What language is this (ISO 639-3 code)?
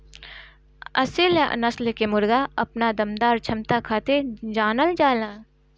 bho